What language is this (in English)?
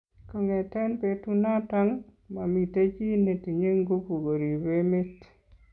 Kalenjin